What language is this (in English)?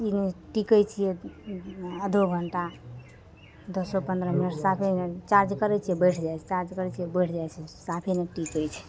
Maithili